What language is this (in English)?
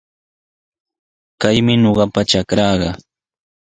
Sihuas Ancash Quechua